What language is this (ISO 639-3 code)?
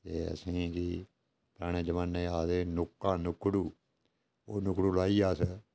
doi